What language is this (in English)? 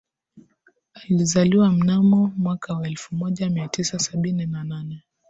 Swahili